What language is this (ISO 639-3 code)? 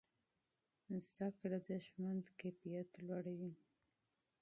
pus